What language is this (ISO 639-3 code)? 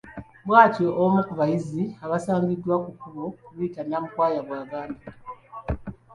lug